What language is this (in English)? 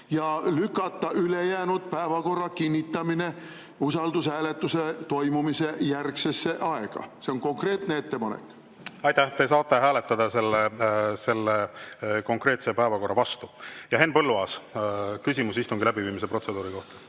Estonian